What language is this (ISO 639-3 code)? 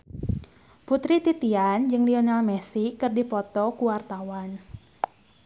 sun